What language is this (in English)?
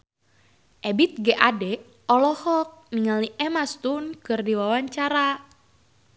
Sundanese